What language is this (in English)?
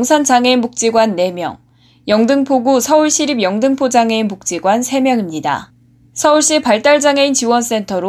Korean